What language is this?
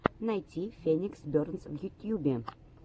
Russian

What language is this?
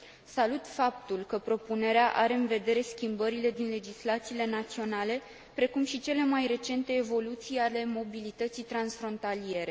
Romanian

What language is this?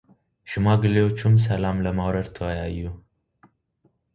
Amharic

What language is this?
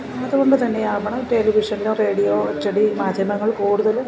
Malayalam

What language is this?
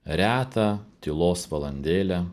Lithuanian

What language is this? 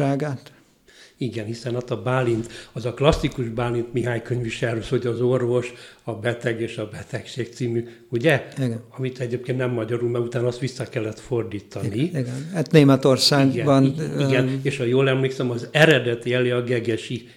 Hungarian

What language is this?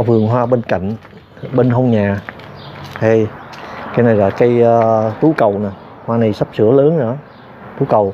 Vietnamese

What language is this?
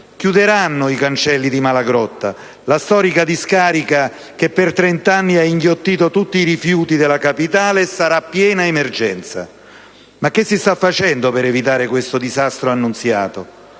Italian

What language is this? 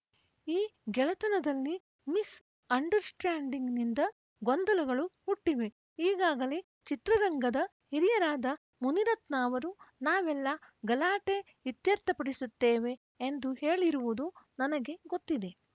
Kannada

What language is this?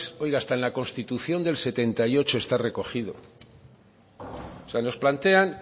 Spanish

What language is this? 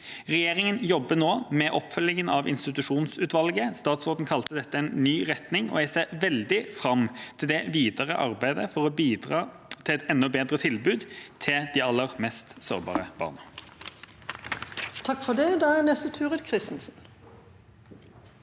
Norwegian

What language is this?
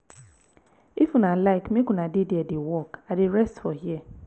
Nigerian Pidgin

